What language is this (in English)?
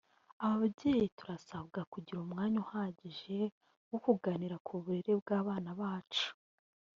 Kinyarwanda